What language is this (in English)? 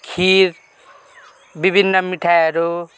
Nepali